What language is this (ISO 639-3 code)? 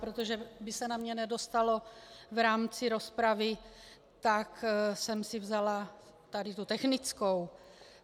ces